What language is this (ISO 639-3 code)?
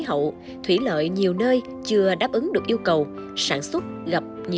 vie